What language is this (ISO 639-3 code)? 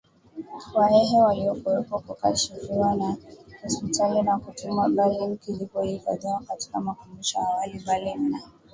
swa